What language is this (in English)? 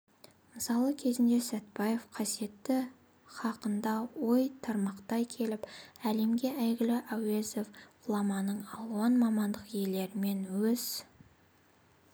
Kazakh